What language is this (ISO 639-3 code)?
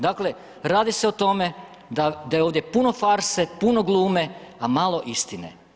hrv